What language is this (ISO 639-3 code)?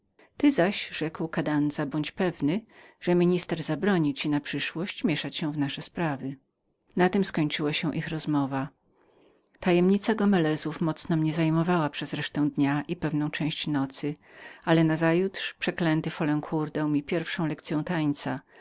pol